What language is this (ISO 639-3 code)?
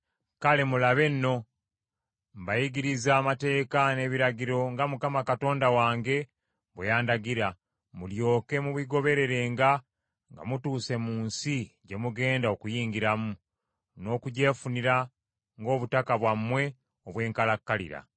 lug